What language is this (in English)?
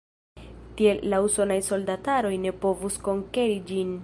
Esperanto